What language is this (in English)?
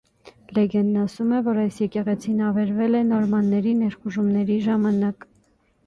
Armenian